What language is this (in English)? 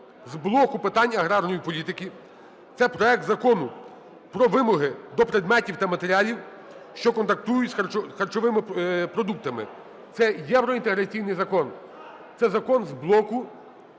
Ukrainian